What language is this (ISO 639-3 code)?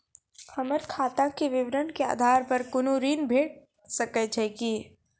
mai